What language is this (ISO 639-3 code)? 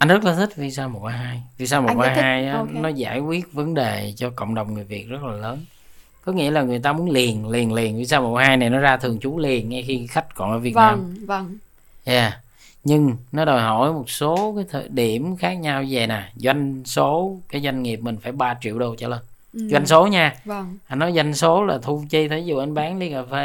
vie